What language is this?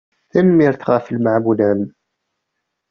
Kabyle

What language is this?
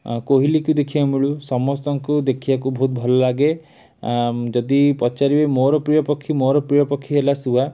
Odia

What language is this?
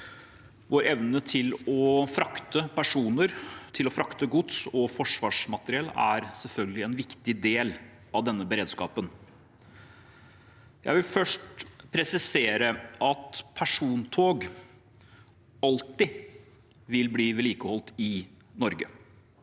Norwegian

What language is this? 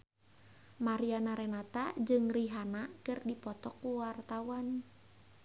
Sundanese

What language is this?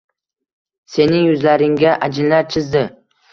Uzbek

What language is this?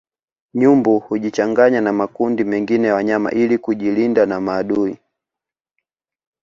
Swahili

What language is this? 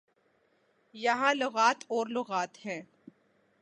Urdu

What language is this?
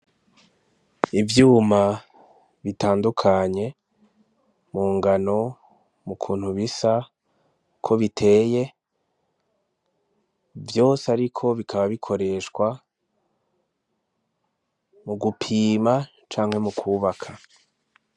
Rundi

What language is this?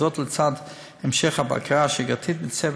Hebrew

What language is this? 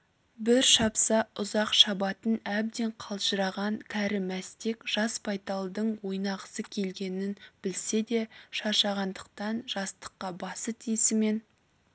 Kazakh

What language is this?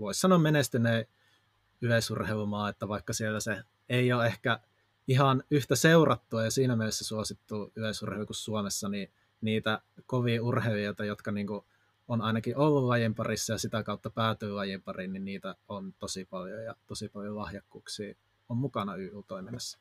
Finnish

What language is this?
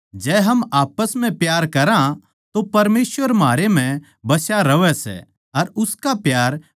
Haryanvi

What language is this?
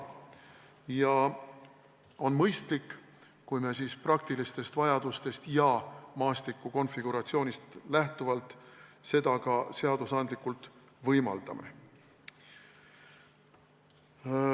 Estonian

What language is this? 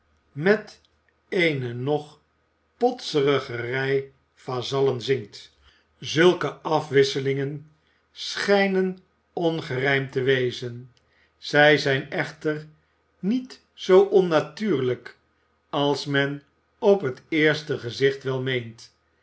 Dutch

